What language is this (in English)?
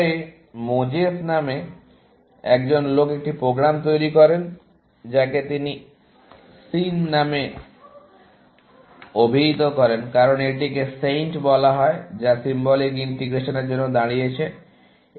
Bangla